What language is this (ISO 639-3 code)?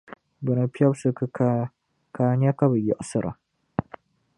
dag